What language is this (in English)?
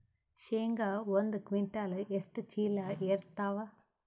Kannada